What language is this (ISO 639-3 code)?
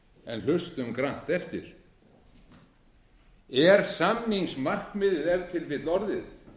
isl